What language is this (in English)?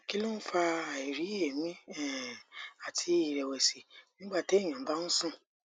Yoruba